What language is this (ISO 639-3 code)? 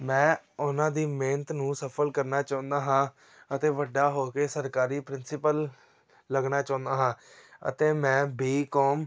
pan